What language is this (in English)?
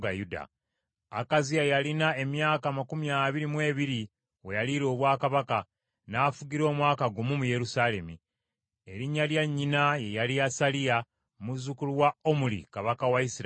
Ganda